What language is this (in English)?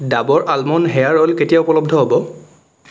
Assamese